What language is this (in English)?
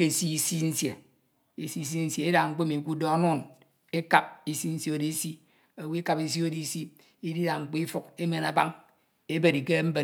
Ito